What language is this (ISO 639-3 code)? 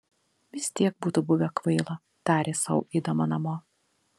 lit